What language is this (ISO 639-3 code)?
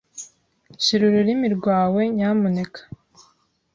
kin